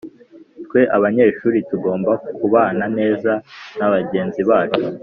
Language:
Kinyarwanda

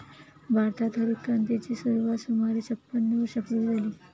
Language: Marathi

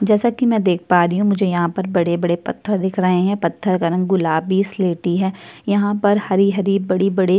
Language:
Hindi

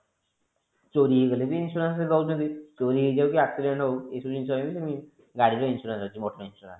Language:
Odia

